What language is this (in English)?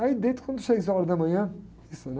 Portuguese